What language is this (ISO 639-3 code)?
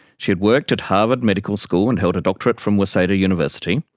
eng